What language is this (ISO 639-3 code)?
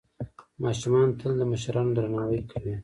pus